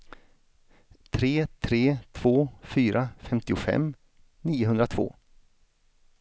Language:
Swedish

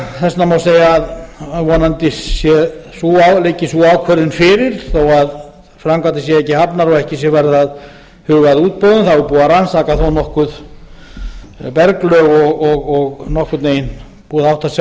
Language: Icelandic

